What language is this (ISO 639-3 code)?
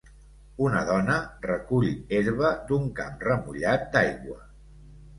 cat